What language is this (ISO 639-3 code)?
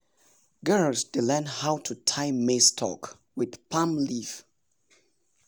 pcm